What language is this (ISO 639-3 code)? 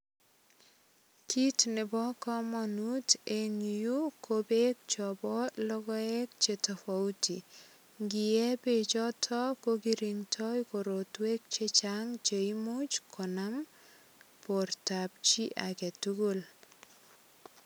kln